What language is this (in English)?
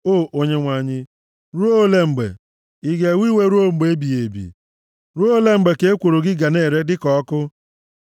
Igbo